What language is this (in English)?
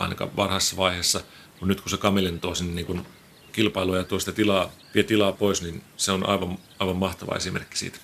Finnish